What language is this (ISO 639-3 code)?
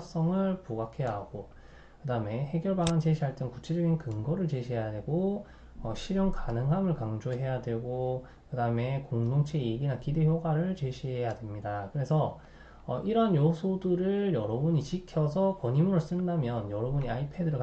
kor